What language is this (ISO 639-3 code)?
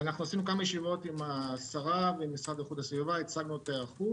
heb